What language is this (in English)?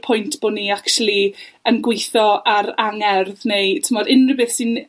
Welsh